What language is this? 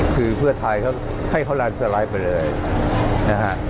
Thai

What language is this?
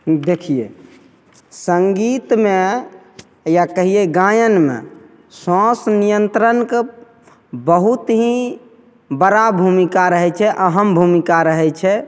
Maithili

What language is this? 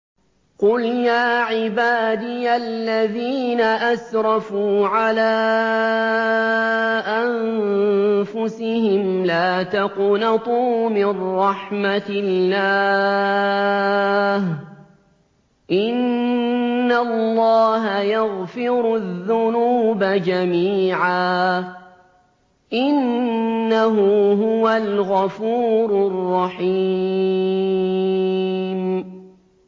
Arabic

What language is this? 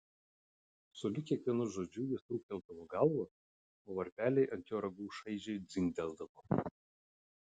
Lithuanian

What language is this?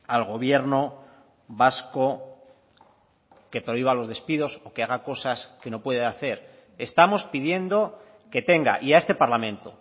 Spanish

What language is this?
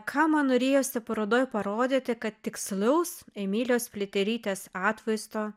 Lithuanian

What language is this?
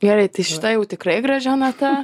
Lithuanian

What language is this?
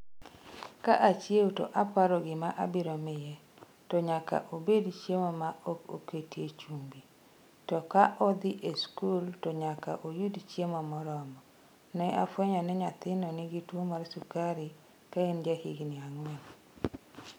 Luo (Kenya and Tanzania)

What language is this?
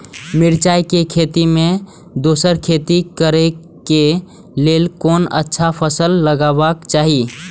Maithili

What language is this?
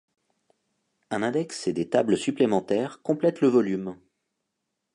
French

